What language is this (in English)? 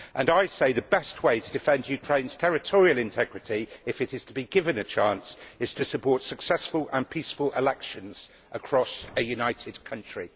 English